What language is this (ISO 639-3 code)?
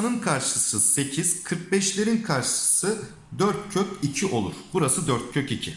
tur